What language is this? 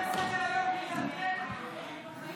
Hebrew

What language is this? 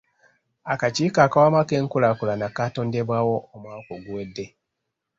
Ganda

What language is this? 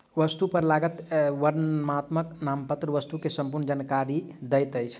Maithili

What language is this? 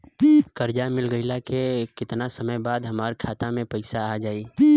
Bhojpuri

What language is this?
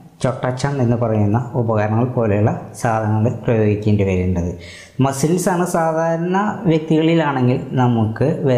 Malayalam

